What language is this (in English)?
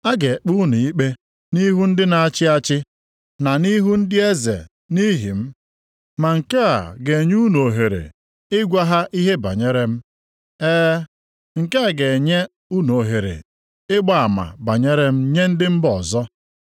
Igbo